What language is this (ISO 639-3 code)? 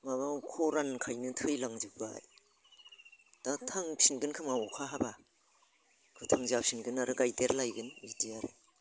brx